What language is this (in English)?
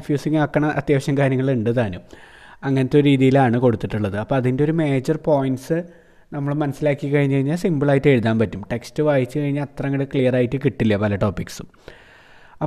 Malayalam